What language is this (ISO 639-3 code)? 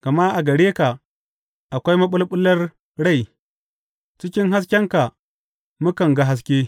hau